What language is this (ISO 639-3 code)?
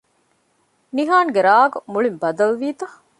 div